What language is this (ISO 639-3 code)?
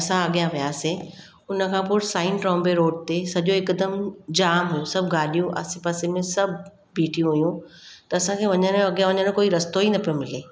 snd